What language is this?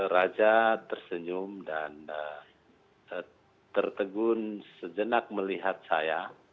Indonesian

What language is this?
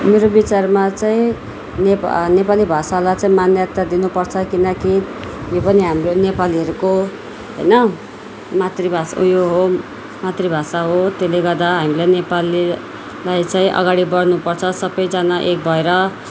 Nepali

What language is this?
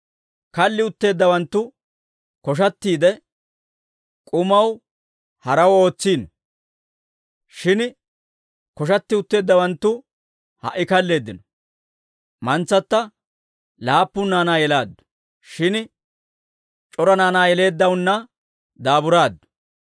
Dawro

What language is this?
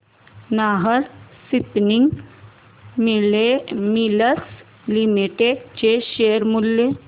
Marathi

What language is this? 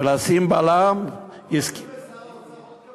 Hebrew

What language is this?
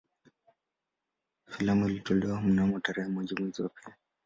Swahili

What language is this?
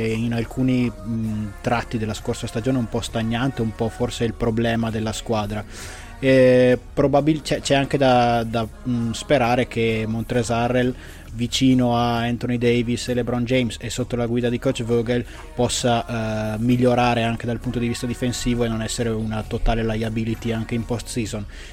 Italian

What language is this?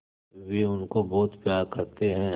Hindi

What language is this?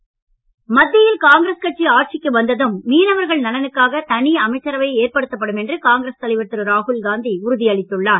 Tamil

